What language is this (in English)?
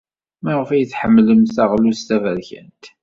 Kabyle